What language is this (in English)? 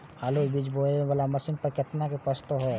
Maithili